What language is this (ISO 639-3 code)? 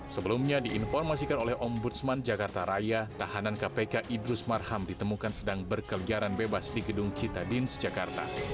ind